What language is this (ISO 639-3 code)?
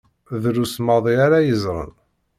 kab